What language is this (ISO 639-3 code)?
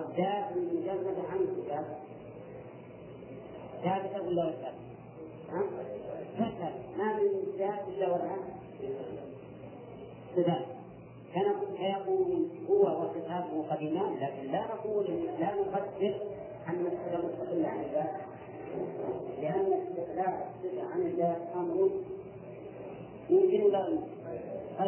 ara